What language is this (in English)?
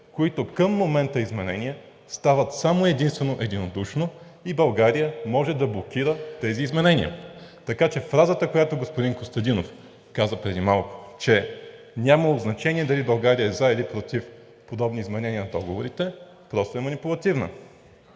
Bulgarian